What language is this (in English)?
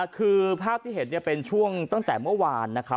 Thai